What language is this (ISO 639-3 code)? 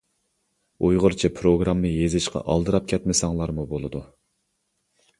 uig